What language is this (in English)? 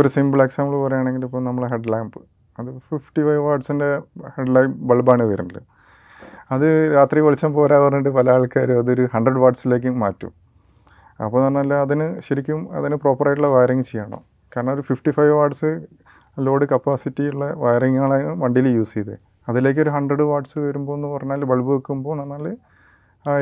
Malayalam